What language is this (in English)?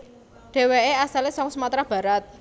Javanese